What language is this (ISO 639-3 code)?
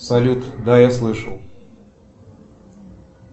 rus